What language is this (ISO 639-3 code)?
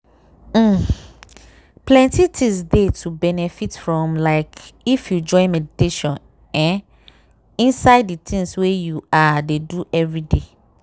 pcm